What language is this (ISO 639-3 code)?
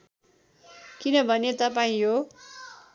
nep